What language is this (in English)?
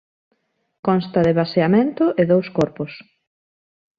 Galician